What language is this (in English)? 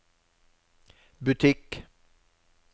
Norwegian